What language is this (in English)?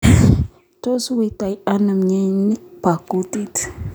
Kalenjin